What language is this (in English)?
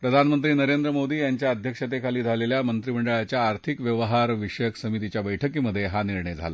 Marathi